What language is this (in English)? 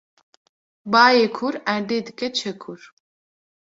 Kurdish